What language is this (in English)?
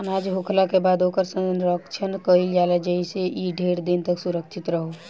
Bhojpuri